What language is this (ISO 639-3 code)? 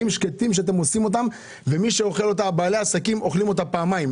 heb